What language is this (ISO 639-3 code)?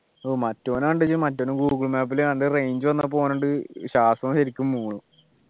mal